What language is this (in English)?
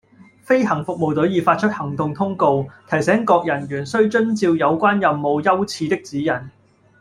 Cantonese